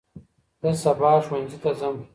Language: Pashto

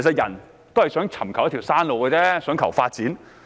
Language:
Cantonese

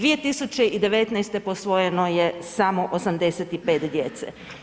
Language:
Croatian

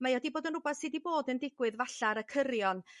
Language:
Welsh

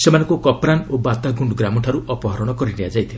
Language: Odia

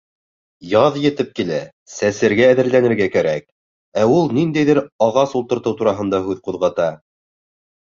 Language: Bashkir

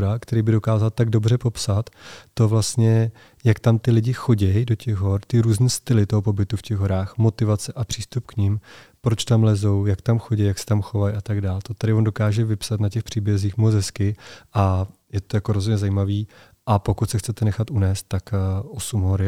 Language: Czech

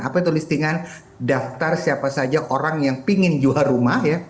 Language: Indonesian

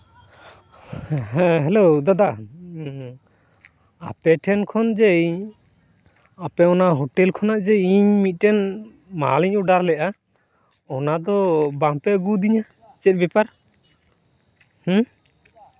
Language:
Santali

